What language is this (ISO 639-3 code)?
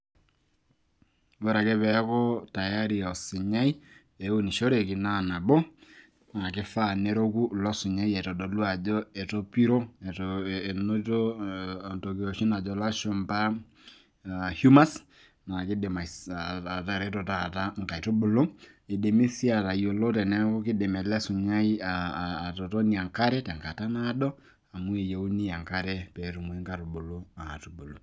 mas